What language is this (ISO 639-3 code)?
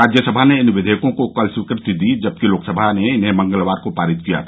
hin